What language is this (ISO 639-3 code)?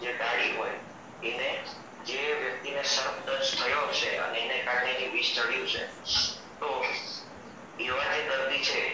ron